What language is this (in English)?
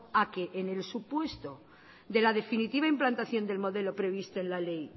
Spanish